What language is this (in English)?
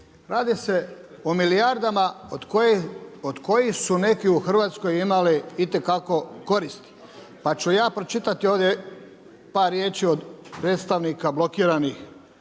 Croatian